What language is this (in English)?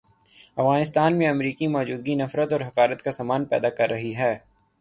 Urdu